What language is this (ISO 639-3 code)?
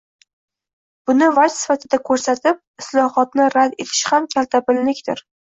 uzb